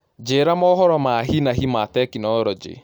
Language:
Kikuyu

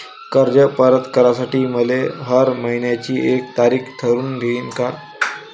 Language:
Marathi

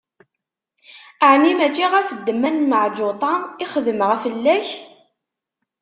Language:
Kabyle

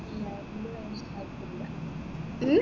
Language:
Malayalam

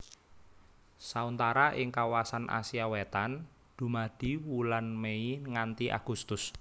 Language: Javanese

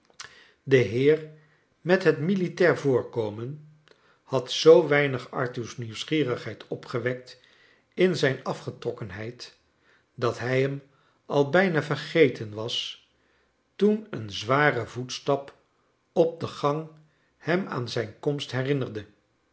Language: Dutch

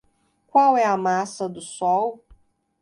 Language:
Portuguese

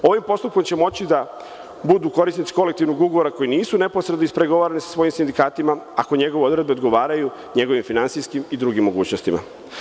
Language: Serbian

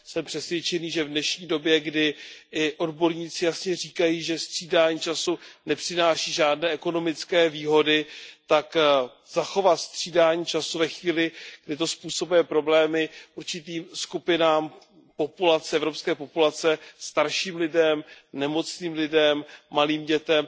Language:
Czech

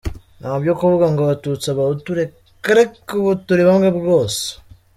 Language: Kinyarwanda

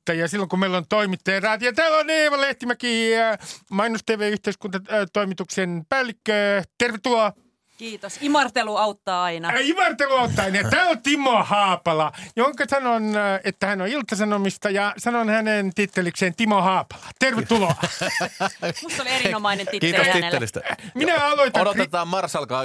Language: Finnish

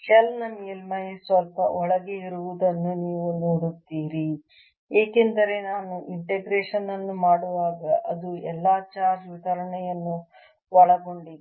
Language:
Kannada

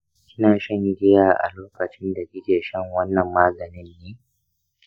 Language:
Hausa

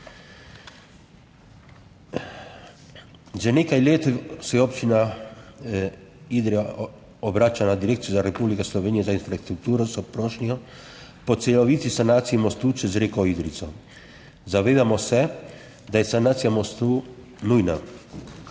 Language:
Slovenian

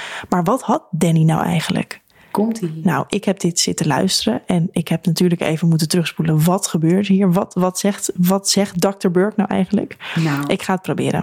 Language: Dutch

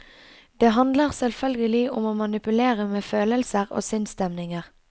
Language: Norwegian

